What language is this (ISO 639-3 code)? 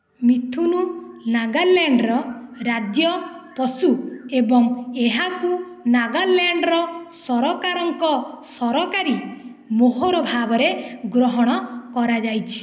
ori